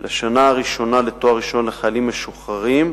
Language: Hebrew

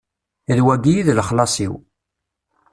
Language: Kabyle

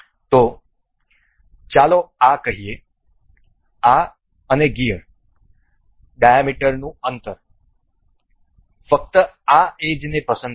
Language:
Gujarati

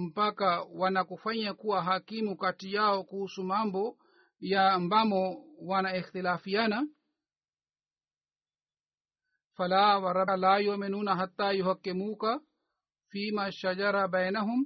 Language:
Swahili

